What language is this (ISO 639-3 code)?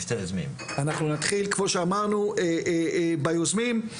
heb